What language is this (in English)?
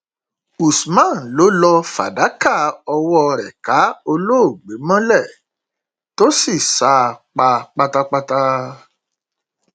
Yoruba